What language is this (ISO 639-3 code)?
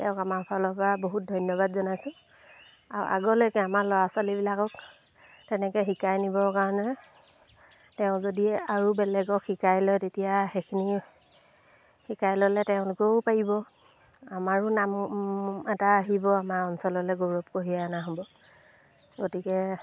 asm